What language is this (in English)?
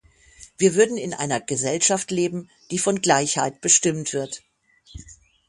German